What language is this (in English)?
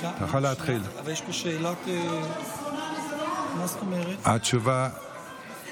Hebrew